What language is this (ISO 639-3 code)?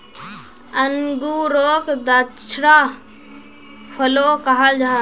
mag